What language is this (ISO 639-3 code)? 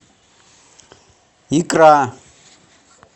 rus